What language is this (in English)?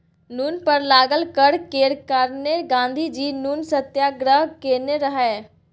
Maithili